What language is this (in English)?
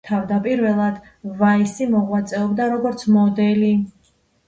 Georgian